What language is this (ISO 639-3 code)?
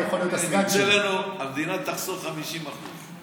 heb